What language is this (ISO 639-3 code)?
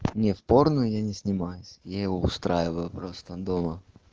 rus